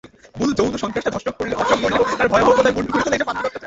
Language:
Bangla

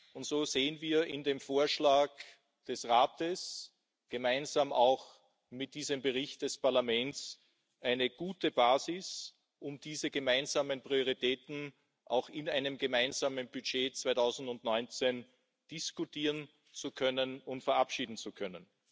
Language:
German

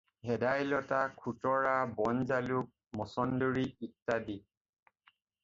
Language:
Assamese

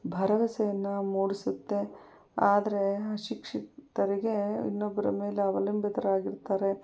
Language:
Kannada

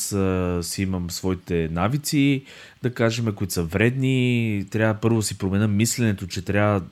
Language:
Bulgarian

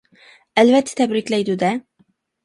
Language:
Uyghur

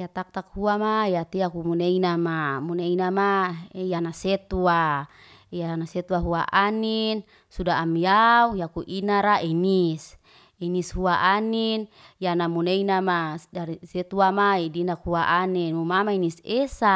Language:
Liana-Seti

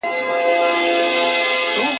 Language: Pashto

